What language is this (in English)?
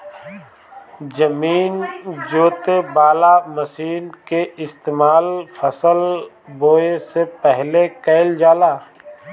Bhojpuri